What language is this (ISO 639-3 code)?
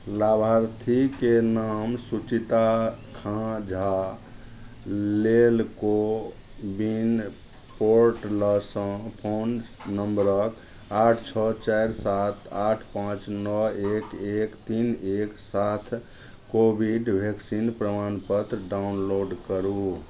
mai